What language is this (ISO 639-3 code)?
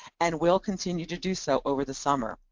eng